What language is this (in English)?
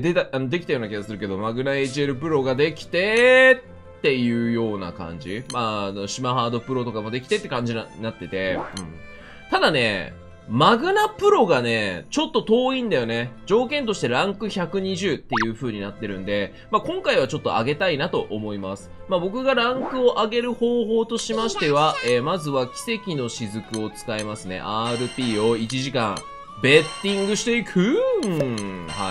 Japanese